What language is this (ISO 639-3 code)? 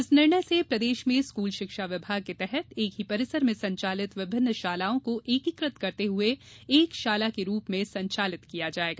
hin